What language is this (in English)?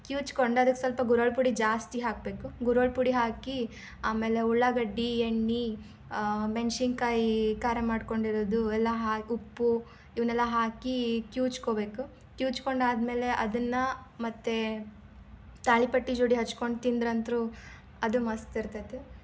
Kannada